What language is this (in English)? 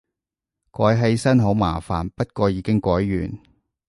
Cantonese